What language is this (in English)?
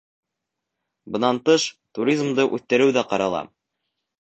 Bashkir